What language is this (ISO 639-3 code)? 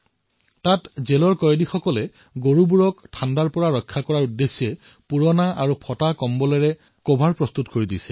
asm